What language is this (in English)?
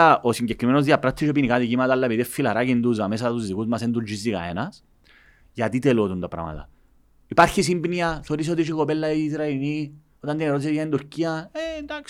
Greek